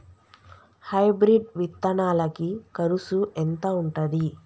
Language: Telugu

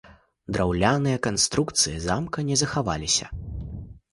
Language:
Belarusian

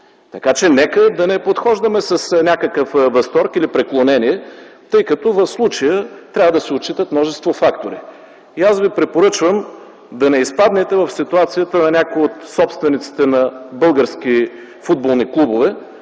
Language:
Bulgarian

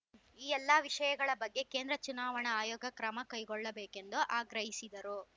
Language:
Kannada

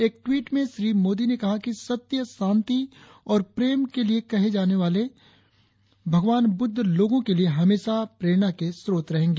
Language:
Hindi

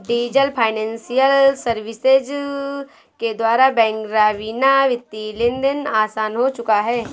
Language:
Hindi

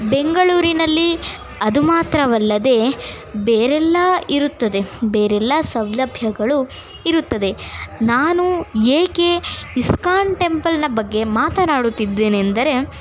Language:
Kannada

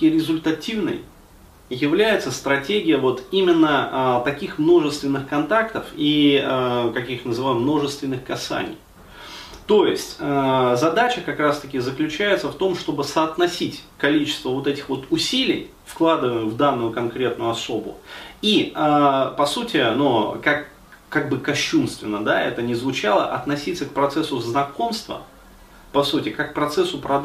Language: Russian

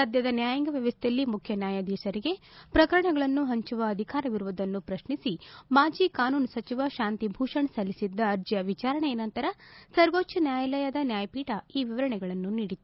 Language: Kannada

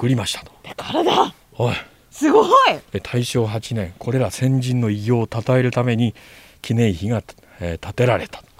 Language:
Japanese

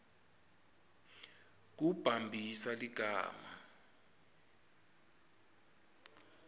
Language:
Swati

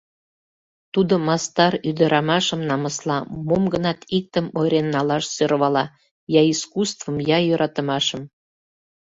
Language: Mari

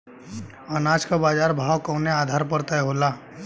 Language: Bhojpuri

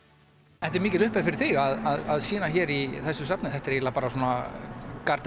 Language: Icelandic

